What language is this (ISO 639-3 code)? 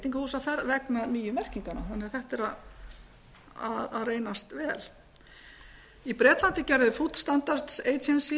isl